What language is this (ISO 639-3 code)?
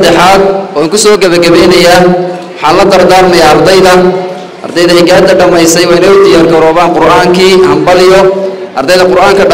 ara